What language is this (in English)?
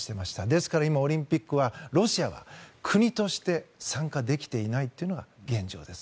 Japanese